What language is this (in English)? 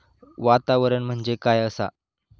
Marathi